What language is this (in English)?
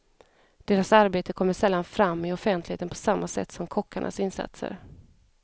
Swedish